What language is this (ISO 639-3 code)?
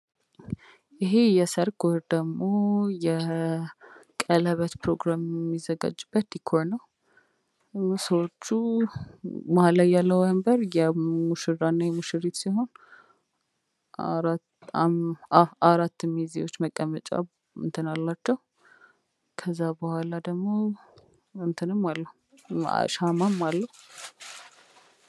amh